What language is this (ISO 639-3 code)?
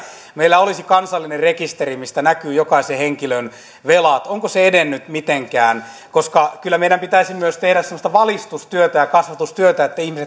fin